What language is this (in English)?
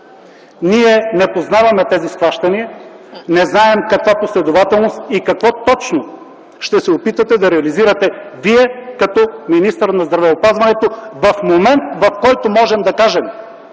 Bulgarian